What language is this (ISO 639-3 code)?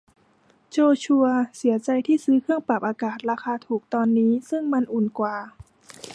tha